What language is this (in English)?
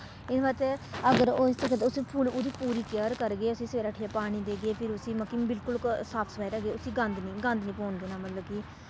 Dogri